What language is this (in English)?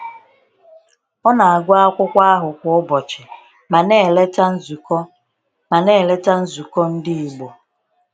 Igbo